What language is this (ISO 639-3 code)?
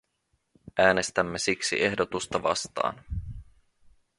fin